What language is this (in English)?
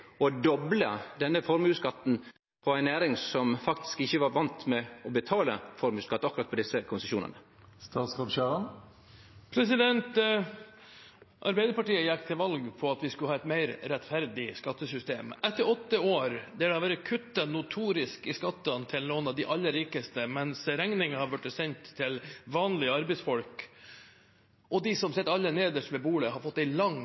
Norwegian